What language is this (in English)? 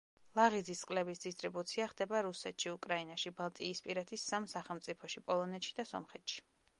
Georgian